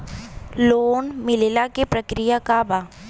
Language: Bhojpuri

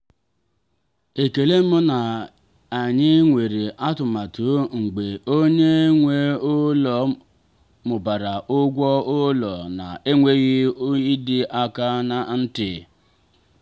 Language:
Igbo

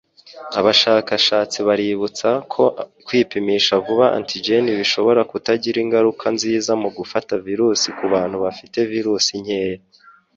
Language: Kinyarwanda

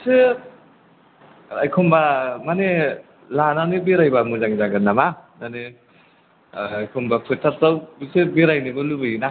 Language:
Bodo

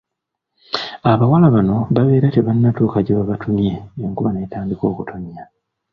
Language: Ganda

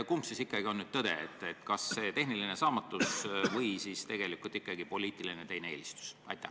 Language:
Estonian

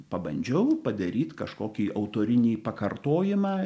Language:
Lithuanian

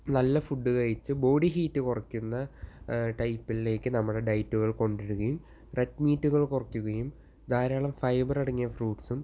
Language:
Malayalam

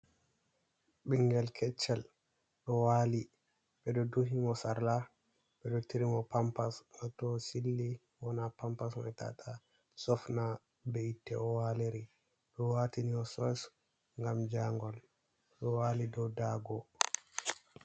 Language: Fula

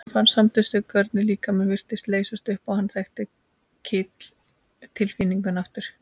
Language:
Icelandic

